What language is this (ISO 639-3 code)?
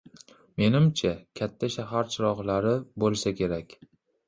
uzb